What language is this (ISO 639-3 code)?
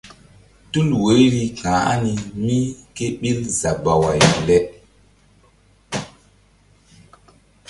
mdd